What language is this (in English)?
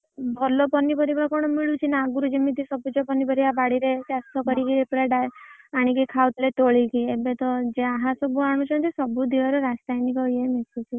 Odia